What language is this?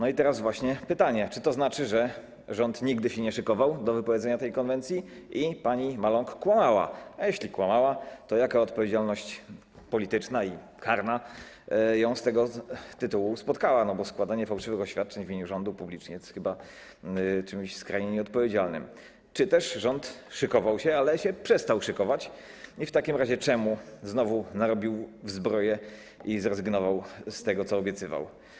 Polish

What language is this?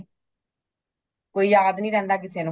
Punjabi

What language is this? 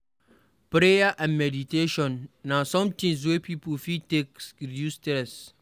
Nigerian Pidgin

